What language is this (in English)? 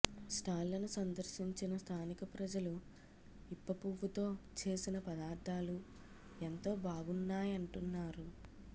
Telugu